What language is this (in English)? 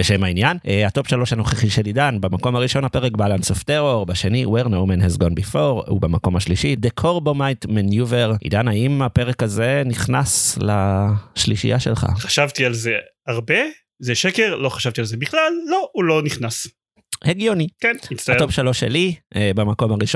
Hebrew